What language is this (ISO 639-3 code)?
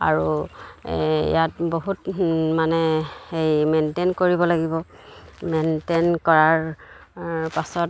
asm